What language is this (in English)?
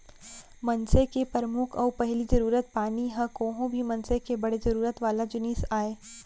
Chhattisgarhi